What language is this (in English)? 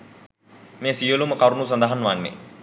Sinhala